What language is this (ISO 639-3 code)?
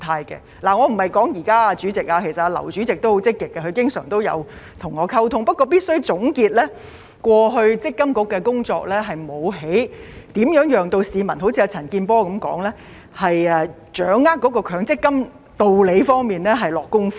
yue